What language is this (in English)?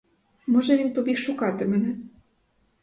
Ukrainian